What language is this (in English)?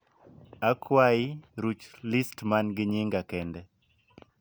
Luo (Kenya and Tanzania)